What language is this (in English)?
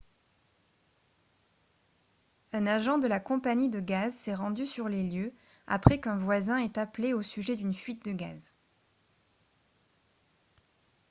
French